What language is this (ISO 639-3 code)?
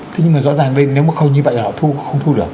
vie